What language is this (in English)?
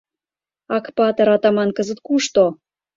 Mari